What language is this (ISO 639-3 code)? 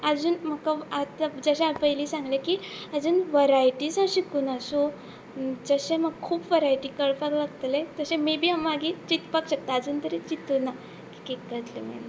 kok